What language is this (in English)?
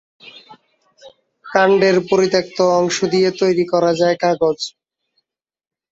Bangla